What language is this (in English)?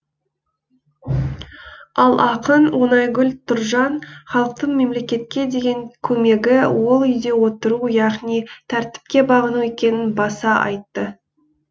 Kazakh